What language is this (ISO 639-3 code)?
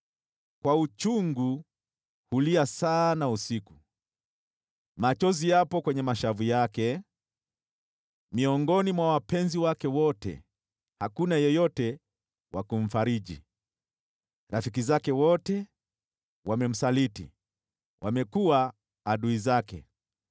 swa